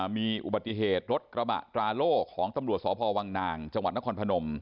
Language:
Thai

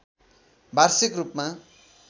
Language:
Nepali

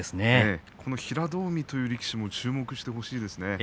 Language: Japanese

